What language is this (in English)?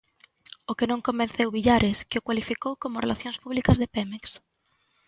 Galician